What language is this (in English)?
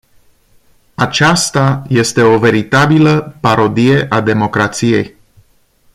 Romanian